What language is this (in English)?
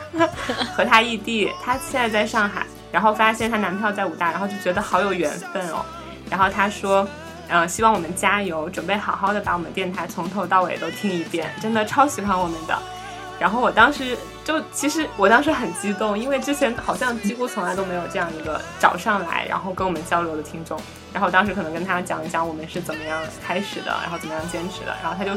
Chinese